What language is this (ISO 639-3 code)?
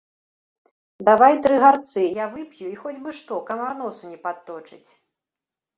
bel